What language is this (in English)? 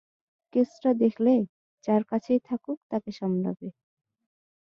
Bangla